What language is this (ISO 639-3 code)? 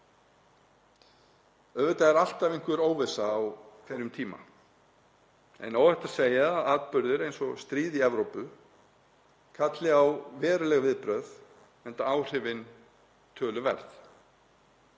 isl